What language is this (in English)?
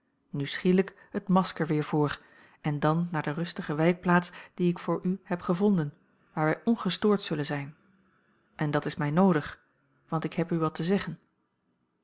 Dutch